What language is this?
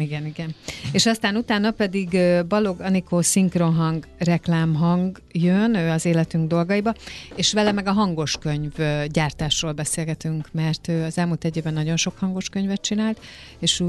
Hungarian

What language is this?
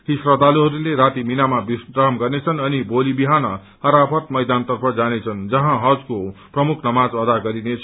Nepali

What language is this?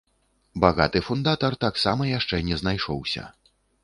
Belarusian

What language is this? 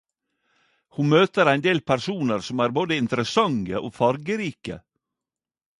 Norwegian Nynorsk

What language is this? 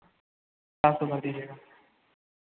Hindi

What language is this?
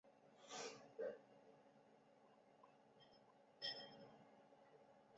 Chinese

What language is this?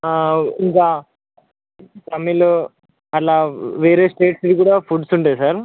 Telugu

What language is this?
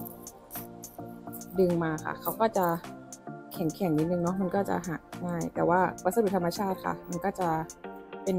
Thai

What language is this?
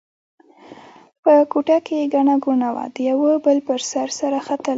Pashto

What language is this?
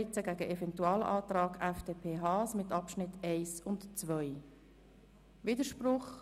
Swiss German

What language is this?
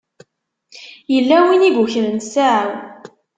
Kabyle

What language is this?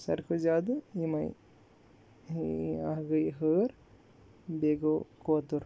Kashmiri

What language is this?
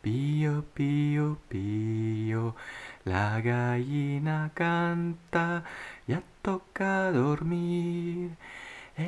French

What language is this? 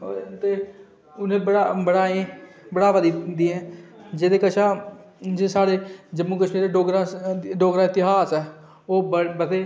Dogri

